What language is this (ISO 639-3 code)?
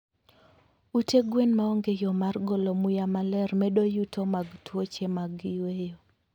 luo